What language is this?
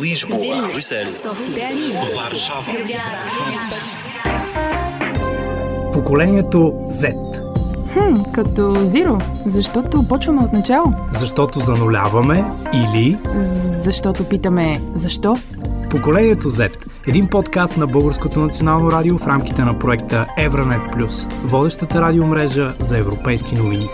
Bulgarian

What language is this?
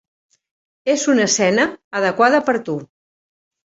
Catalan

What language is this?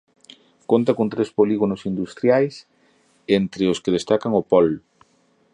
Galician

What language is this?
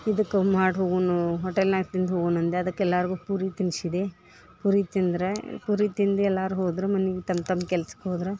Kannada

